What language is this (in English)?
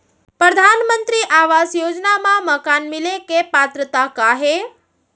Chhattisgarhi